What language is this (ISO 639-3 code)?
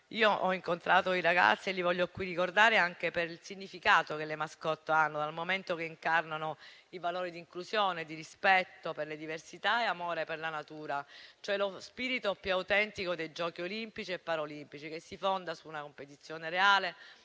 ita